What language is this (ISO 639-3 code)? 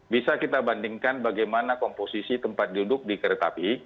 ind